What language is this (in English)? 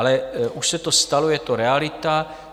Czech